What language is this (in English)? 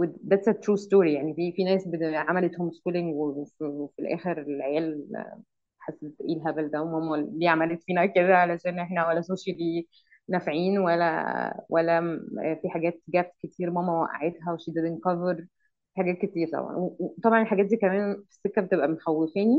Arabic